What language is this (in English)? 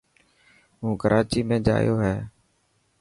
Dhatki